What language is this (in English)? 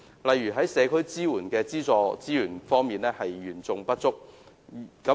Cantonese